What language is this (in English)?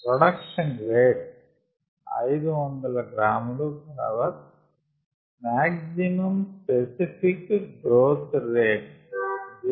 Telugu